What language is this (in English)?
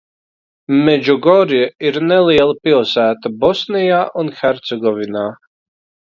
Latvian